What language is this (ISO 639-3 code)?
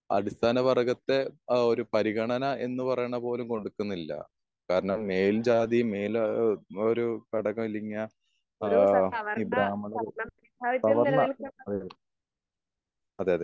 mal